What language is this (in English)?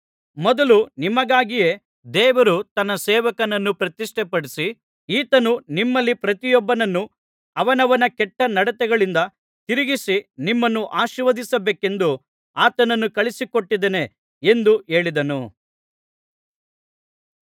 Kannada